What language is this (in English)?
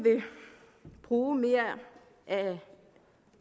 Danish